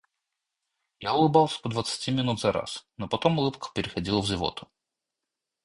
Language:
Russian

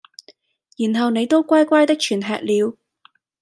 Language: Cantonese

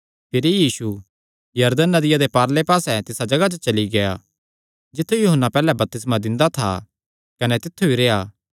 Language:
Kangri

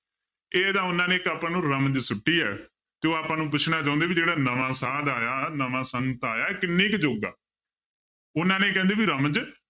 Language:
Punjabi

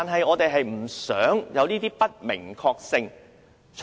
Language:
Cantonese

